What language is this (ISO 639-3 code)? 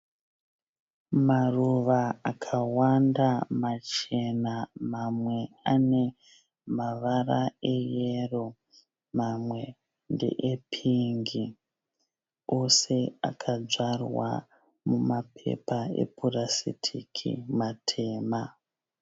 sna